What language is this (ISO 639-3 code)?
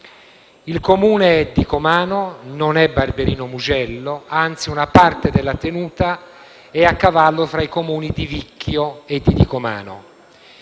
ita